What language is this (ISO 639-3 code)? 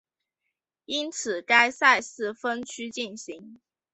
zho